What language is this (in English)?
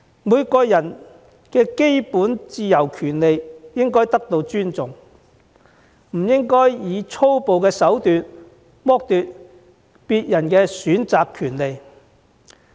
Cantonese